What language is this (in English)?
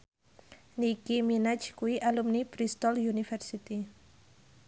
Javanese